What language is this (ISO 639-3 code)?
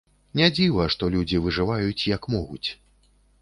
bel